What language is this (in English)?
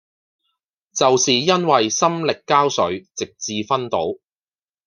Cantonese